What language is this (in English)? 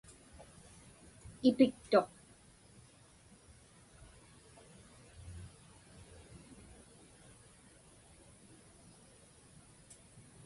Inupiaq